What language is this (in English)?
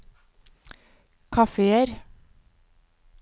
Norwegian